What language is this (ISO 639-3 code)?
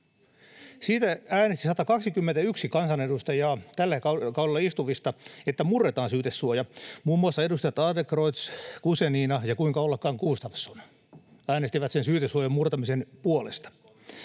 fin